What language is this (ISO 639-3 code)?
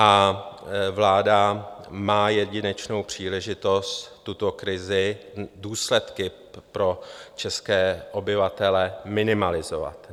ces